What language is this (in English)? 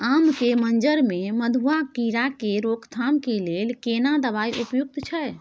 Maithili